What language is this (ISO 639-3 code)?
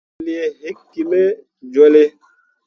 mua